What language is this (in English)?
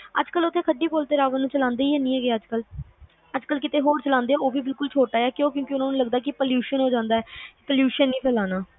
Punjabi